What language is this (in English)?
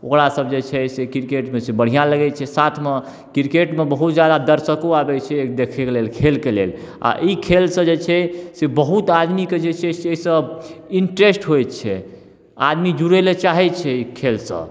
Maithili